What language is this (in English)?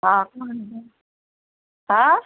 Konkani